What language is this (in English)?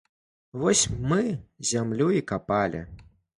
Belarusian